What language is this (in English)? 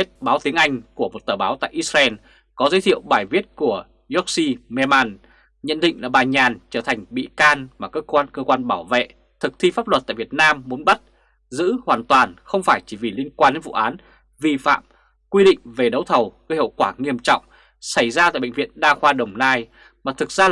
Vietnamese